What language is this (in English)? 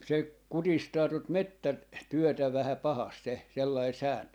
Finnish